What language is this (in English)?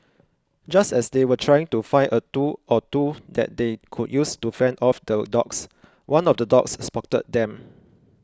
English